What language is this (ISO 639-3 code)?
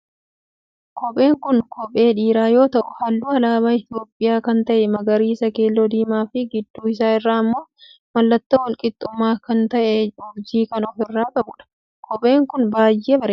orm